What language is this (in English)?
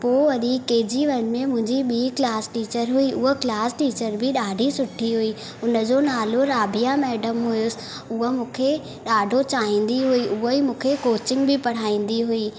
Sindhi